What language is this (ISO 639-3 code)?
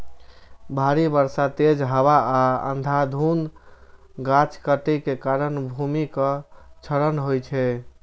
mai